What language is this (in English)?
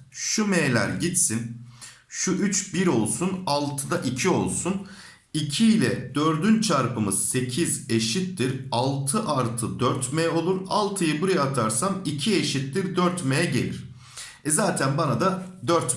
Turkish